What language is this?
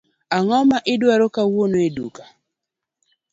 Luo (Kenya and Tanzania)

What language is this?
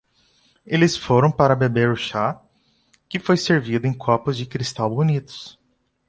Portuguese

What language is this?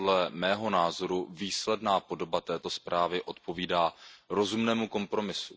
Czech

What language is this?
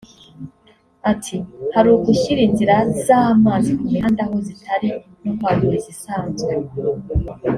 Kinyarwanda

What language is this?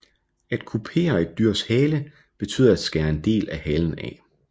Danish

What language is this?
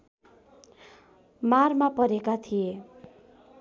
Nepali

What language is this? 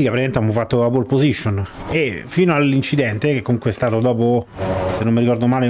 Italian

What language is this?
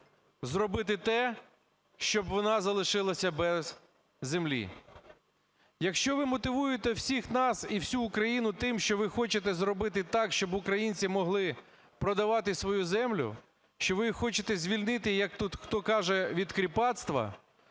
Ukrainian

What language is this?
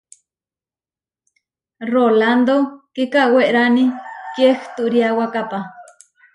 Huarijio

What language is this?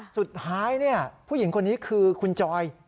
Thai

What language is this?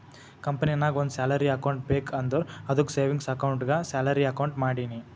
Kannada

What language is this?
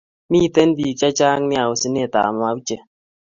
Kalenjin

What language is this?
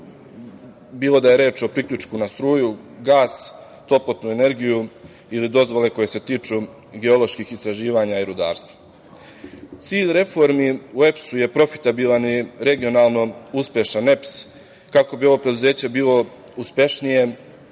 Serbian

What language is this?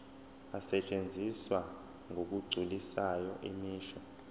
Zulu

